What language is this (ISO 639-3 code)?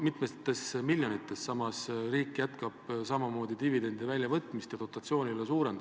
est